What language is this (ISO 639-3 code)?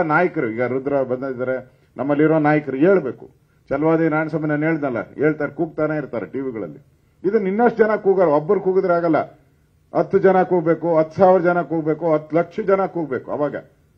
kan